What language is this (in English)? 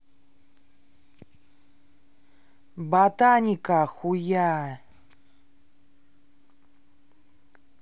Russian